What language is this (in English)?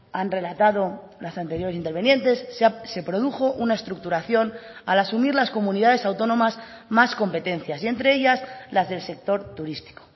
Spanish